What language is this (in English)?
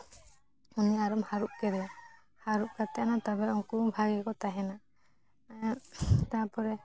Santali